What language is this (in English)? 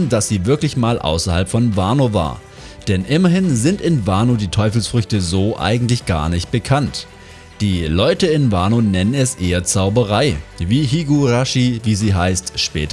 German